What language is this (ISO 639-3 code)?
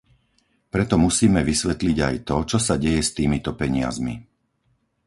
slk